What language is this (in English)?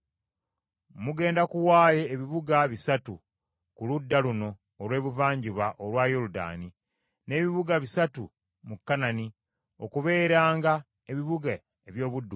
Ganda